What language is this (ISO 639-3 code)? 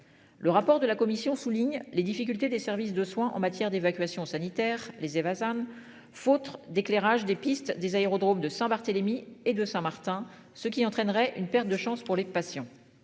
fra